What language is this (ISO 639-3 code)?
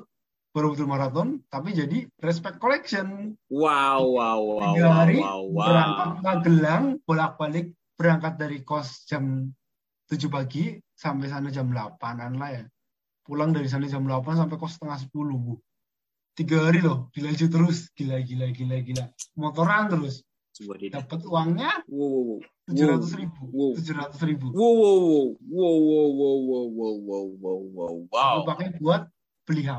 ind